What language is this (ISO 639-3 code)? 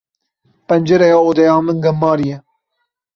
kur